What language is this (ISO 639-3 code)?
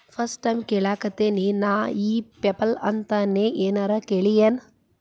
kan